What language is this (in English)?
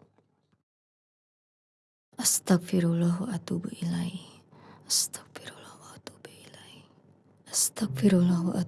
Indonesian